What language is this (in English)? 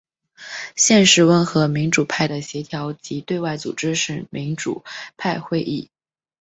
Chinese